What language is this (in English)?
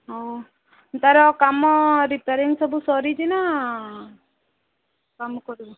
Odia